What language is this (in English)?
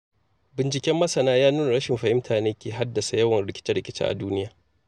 Hausa